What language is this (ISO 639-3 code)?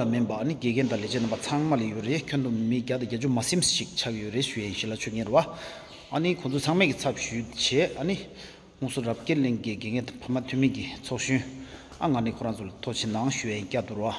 ron